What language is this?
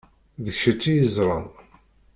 Kabyle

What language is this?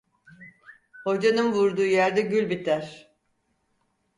Turkish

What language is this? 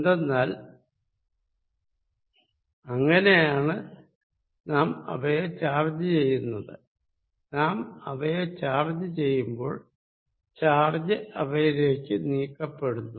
Malayalam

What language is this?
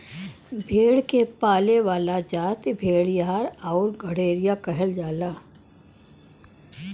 Bhojpuri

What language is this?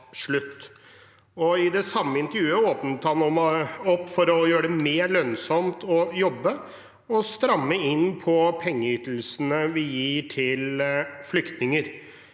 Norwegian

